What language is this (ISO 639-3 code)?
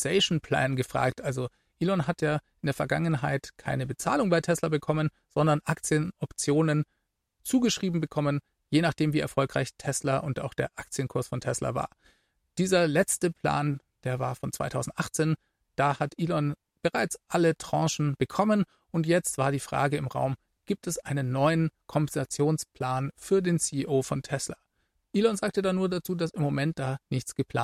deu